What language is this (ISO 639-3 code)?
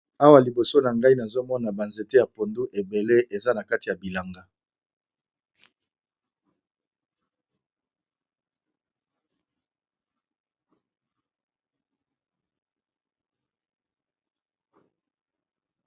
lin